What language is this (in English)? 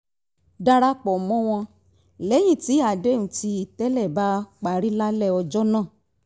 Yoruba